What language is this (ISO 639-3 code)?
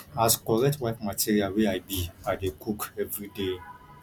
pcm